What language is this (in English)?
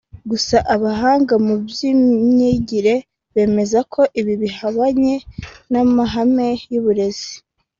Kinyarwanda